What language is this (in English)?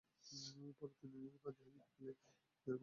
Bangla